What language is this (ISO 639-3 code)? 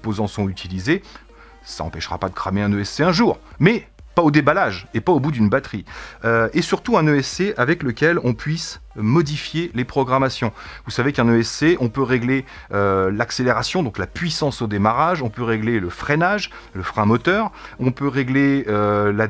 fra